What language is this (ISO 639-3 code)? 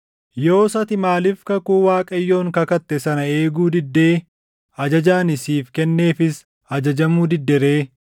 orm